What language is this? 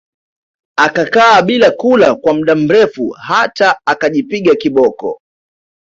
Swahili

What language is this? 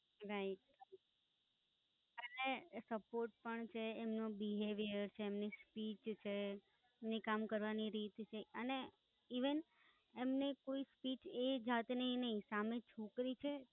Gujarati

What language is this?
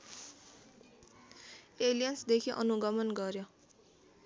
Nepali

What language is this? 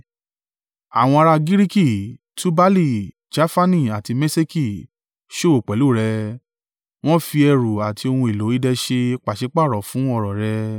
Yoruba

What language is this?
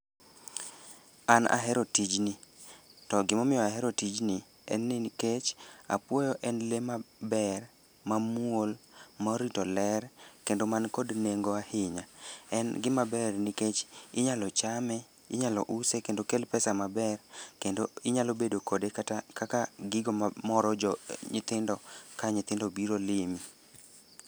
Luo (Kenya and Tanzania)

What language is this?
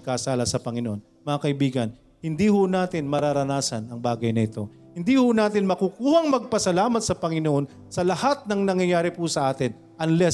Filipino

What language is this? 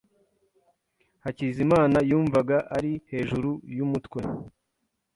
Kinyarwanda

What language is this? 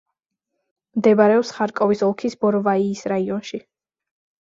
Georgian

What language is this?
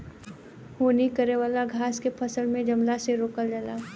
Bhojpuri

